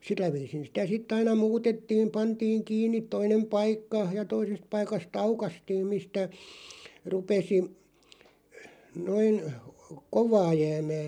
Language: Finnish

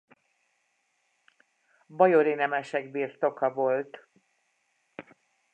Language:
Hungarian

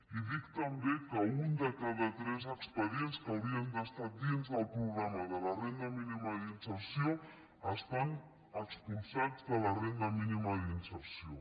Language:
Catalan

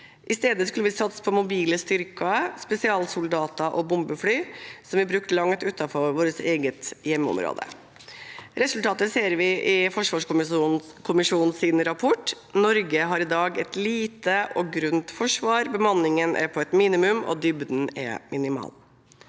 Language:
Norwegian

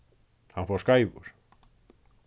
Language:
Faroese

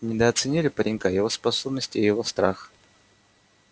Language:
Russian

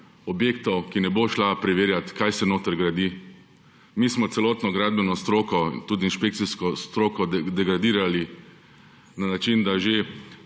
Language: Slovenian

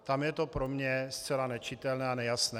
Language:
Czech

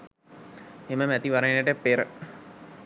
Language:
Sinhala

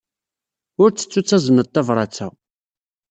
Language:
Kabyle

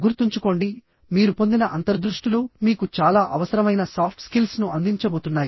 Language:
Telugu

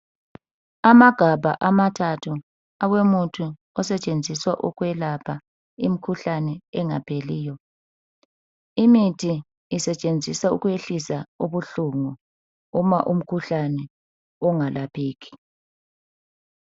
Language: North Ndebele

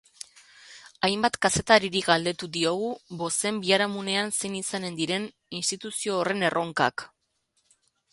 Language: Basque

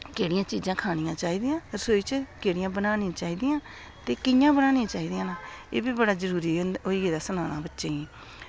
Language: Dogri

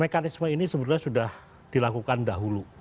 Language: Indonesian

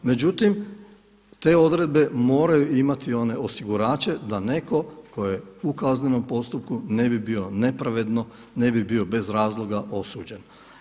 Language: Croatian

